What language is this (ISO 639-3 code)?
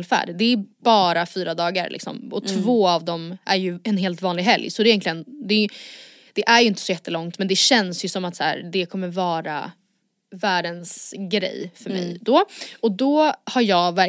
swe